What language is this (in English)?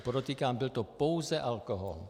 Czech